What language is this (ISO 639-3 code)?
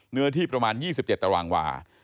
tha